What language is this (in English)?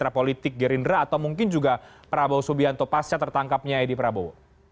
Indonesian